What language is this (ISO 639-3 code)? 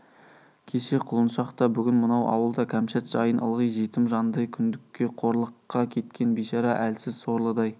kaz